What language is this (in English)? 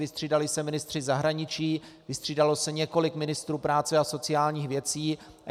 Czech